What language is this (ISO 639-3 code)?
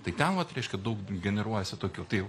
lit